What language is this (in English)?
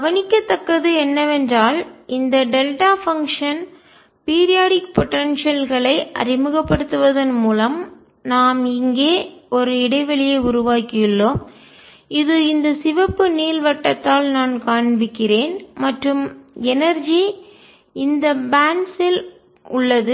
Tamil